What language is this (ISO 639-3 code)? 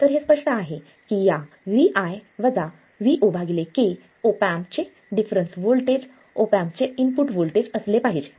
mar